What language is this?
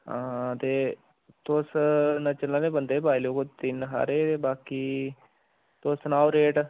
Dogri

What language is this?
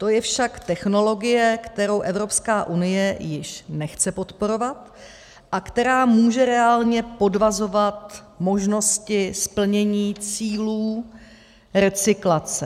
Czech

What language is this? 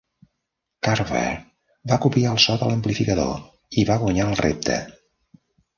Catalan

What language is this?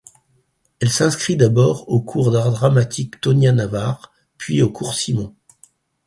French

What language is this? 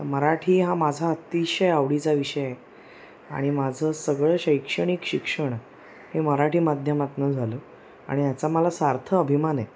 Marathi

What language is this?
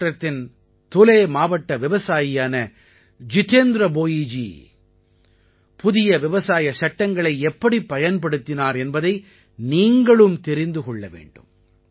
Tamil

